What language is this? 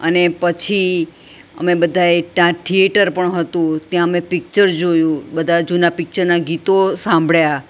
Gujarati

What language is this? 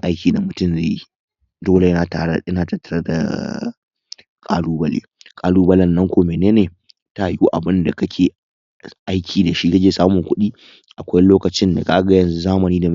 Hausa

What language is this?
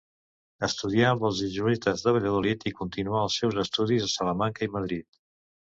Catalan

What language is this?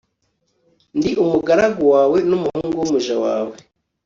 Kinyarwanda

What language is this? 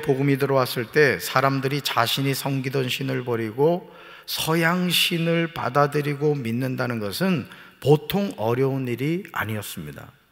Korean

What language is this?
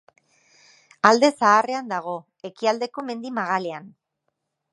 Basque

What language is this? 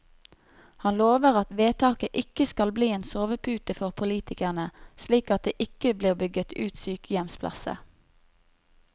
Norwegian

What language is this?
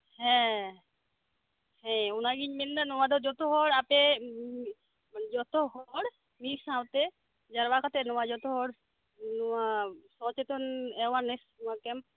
Santali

